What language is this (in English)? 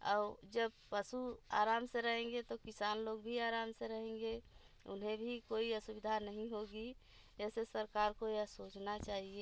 Hindi